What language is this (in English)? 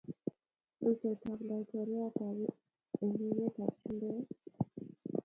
Kalenjin